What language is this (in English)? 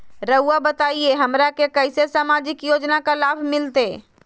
Magahi